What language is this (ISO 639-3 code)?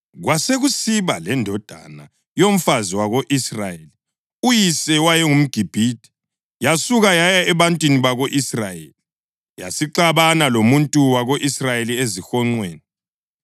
nde